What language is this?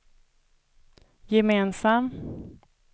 Swedish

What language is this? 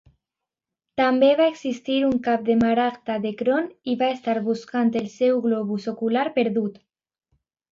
Catalan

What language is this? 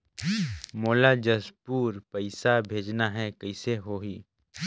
Chhattisgarhi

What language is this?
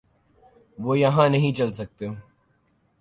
Urdu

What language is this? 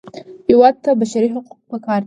Pashto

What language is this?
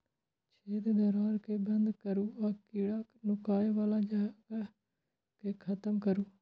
Maithili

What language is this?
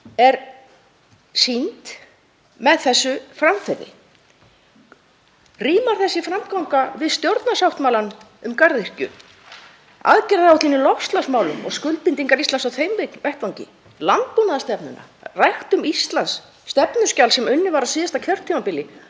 Icelandic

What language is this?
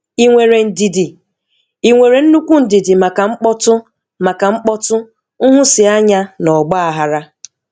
Igbo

